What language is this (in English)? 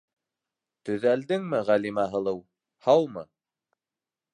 Bashkir